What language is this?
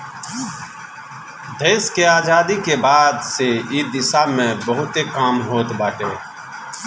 Bhojpuri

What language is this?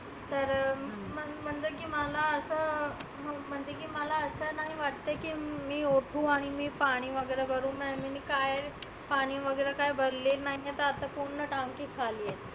Marathi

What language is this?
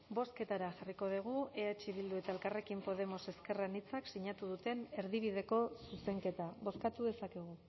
Basque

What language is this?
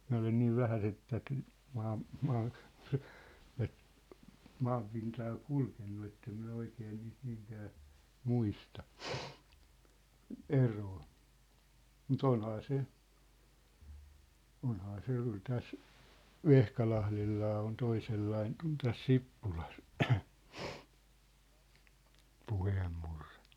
Finnish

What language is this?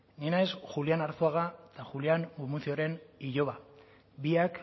Basque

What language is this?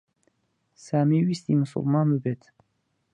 Central Kurdish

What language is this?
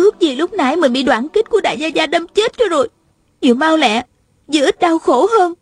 Vietnamese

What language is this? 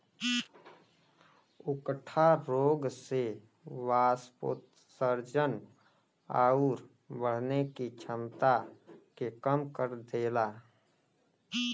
Bhojpuri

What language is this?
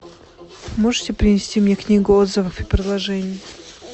Russian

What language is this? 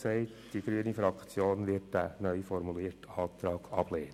Swiss German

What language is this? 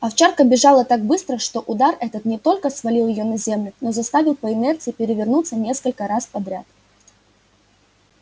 Russian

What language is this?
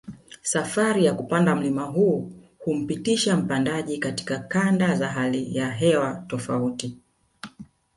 Swahili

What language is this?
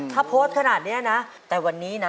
Thai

